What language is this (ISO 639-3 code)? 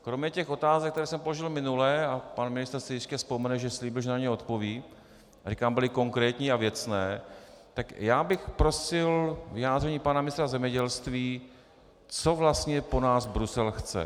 ces